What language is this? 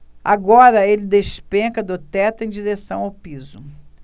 Portuguese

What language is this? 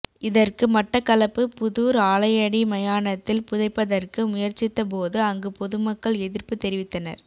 Tamil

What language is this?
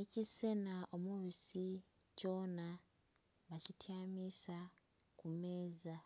Soga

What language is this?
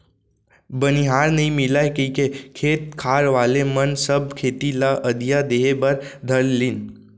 Chhattisgarhi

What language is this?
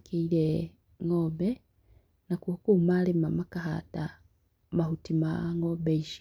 Kikuyu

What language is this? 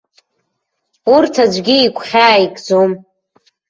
Abkhazian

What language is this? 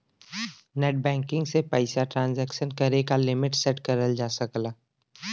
Bhojpuri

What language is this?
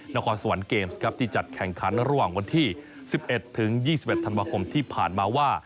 Thai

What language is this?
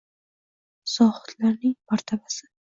Uzbek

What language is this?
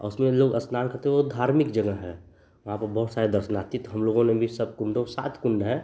Hindi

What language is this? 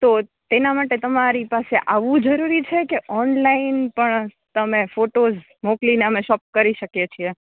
Gujarati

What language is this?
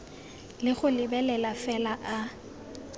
Tswana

